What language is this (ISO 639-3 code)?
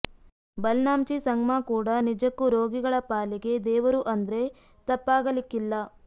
kan